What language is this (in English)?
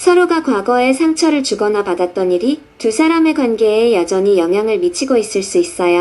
Korean